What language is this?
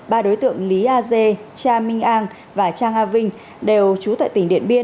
Vietnamese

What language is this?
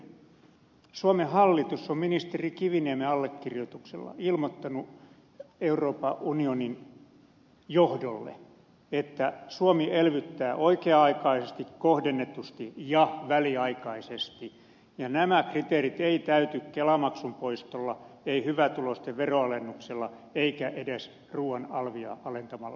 Finnish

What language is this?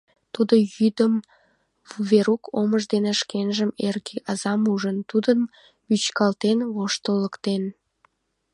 Mari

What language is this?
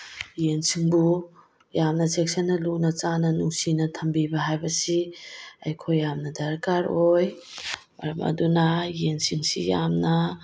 Manipuri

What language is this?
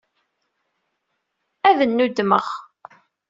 Kabyle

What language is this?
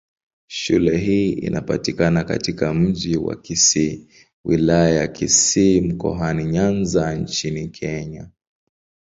Swahili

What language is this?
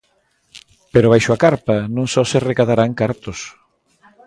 Galician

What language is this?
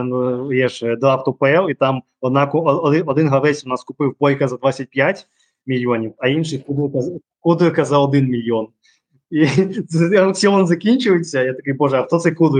Ukrainian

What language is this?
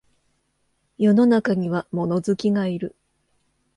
Japanese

